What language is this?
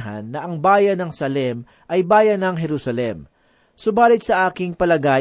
Filipino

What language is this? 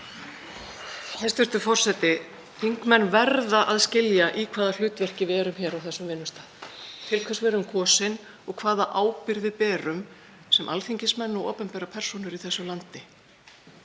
Icelandic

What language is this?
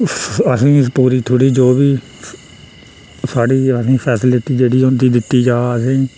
Dogri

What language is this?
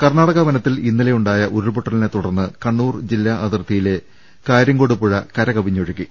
Malayalam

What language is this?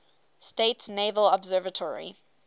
English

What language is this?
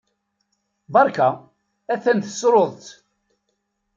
Kabyle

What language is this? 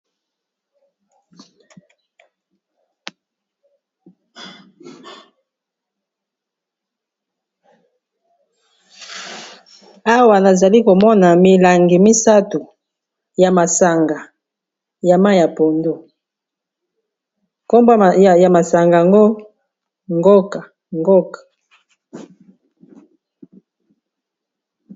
Lingala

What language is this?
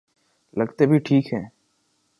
Urdu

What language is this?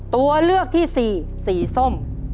Thai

